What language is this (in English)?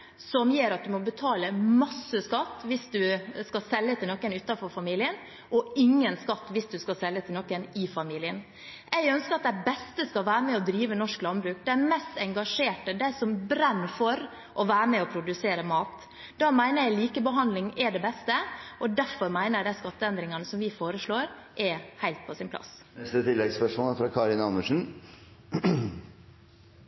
Norwegian